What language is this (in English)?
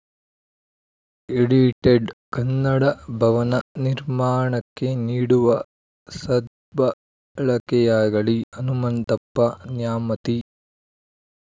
Kannada